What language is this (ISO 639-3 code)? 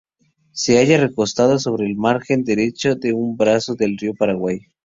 spa